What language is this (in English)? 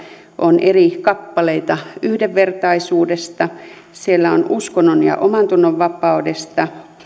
Finnish